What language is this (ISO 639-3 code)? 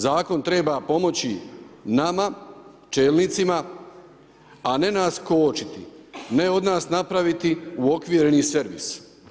hrv